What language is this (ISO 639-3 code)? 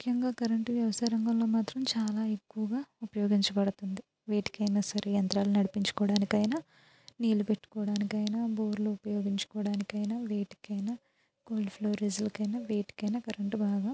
tel